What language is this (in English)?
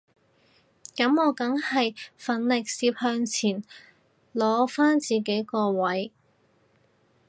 Cantonese